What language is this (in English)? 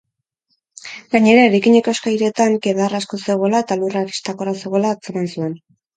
Basque